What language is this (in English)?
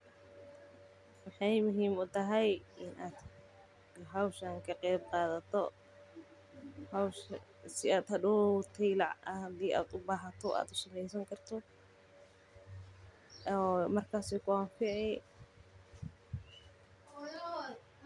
Somali